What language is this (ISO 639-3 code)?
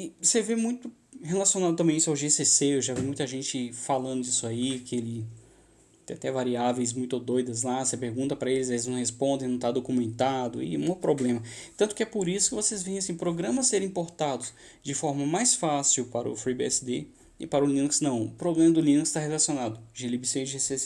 por